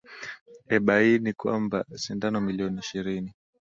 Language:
Swahili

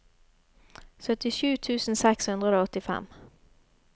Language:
Norwegian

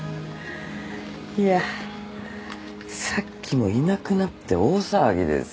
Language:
Japanese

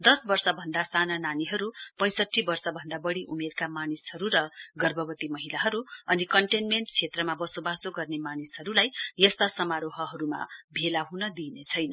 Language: Nepali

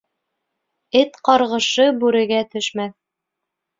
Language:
Bashkir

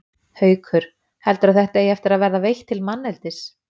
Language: Icelandic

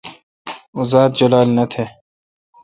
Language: Kalkoti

